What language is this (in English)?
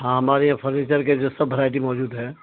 Urdu